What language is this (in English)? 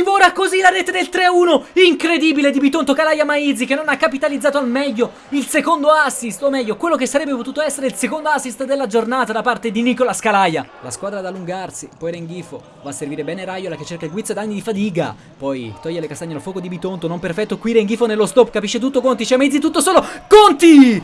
Italian